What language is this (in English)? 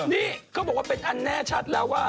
Thai